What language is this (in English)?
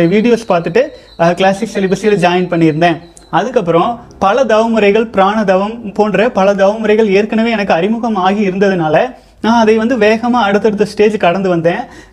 Tamil